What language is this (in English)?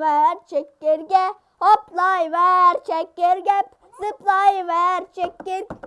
Turkish